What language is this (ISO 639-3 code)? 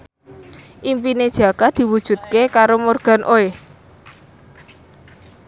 jav